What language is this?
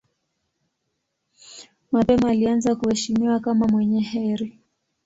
Swahili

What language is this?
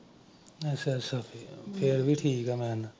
Punjabi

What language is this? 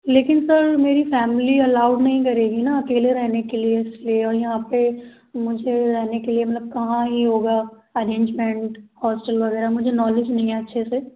Hindi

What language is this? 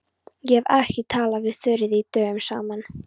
Icelandic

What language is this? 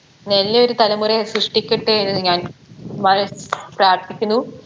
Malayalam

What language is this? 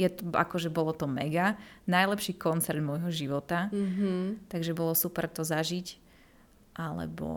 Slovak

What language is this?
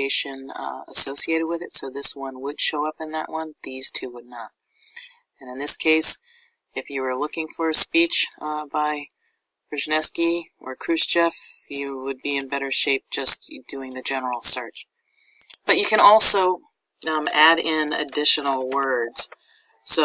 English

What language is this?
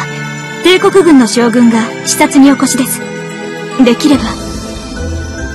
Japanese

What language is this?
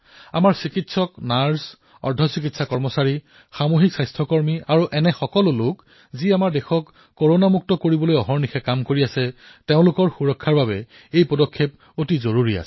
Assamese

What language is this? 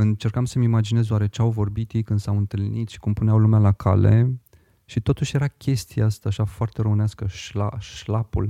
Romanian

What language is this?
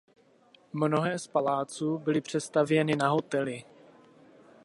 Czech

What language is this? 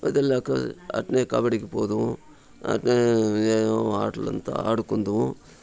Telugu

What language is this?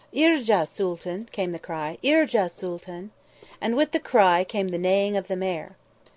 English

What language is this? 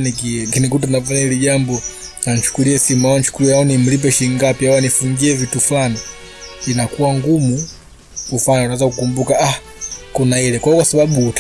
Swahili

